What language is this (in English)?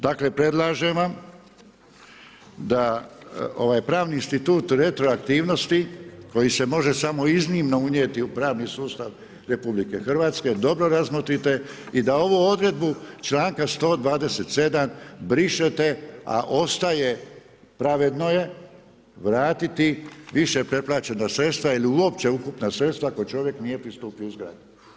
Croatian